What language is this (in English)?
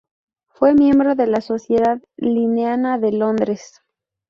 Spanish